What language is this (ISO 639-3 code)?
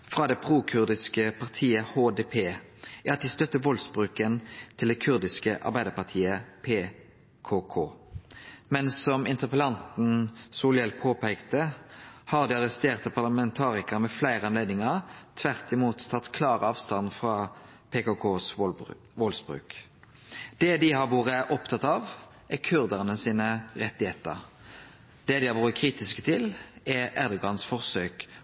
nno